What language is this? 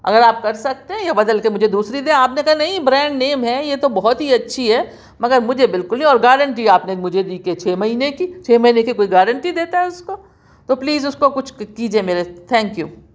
Urdu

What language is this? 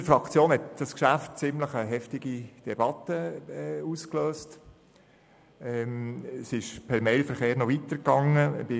Swiss German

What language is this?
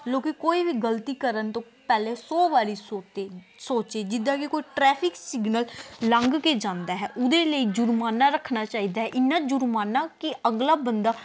Punjabi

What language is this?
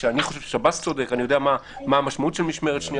Hebrew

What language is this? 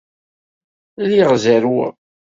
Kabyle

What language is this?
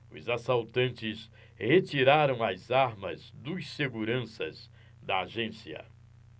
Portuguese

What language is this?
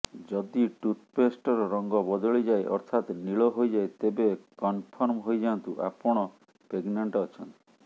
Odia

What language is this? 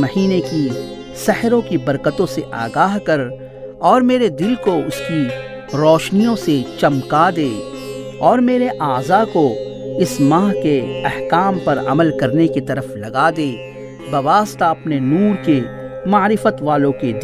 Urdu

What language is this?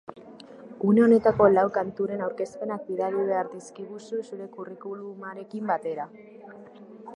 Basque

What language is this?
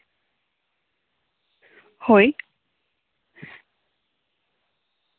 Santali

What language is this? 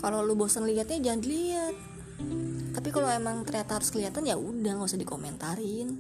Indonesian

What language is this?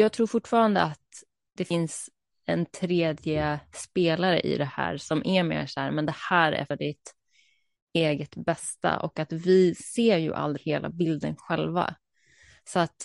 Swedish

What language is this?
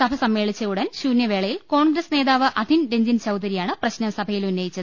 Malayalam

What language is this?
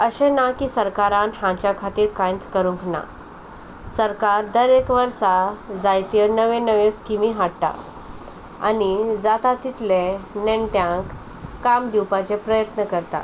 Konkani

